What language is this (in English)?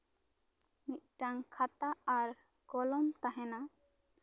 Santali